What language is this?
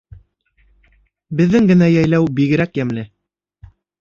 Bashkir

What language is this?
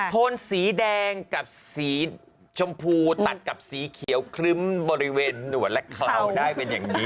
Thai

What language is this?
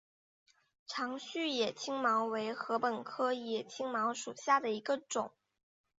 Chinese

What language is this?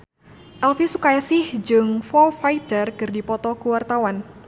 Sundanese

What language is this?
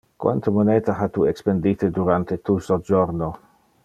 Interlingua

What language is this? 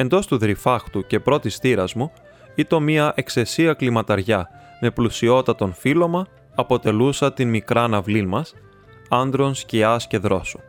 Greek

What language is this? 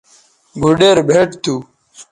Bateri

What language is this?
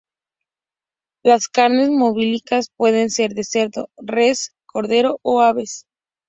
Spanish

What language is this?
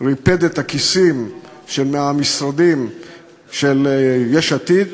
Hebrew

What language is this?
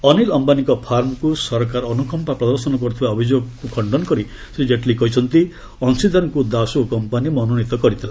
Odia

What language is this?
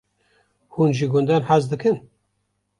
Kurdish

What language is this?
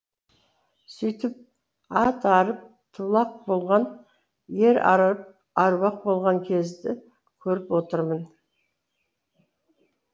Kazakh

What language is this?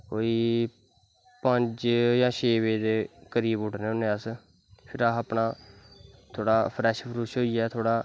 Dogri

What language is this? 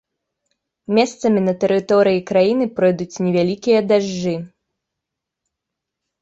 Belarusian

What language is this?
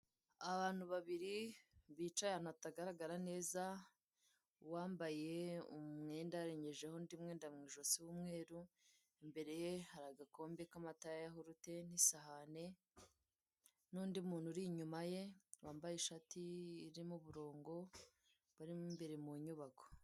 Kinyarwanda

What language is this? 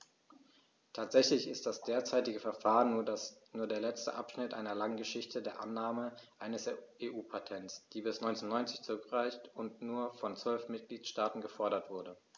German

